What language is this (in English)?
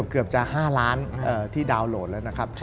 Thai